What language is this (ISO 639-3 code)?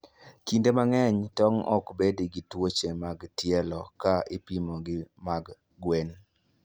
luo